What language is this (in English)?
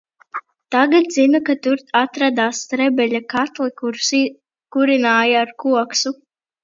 Latvian